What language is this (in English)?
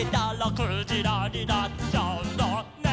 Japanese